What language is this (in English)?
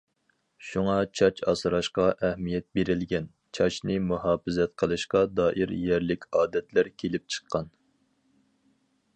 Uyghur